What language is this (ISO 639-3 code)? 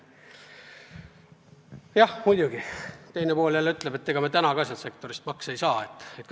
est